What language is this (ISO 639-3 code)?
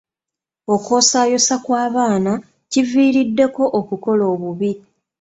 lug